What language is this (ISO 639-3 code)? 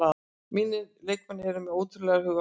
isl